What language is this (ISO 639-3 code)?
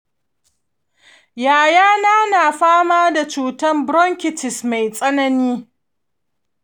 hau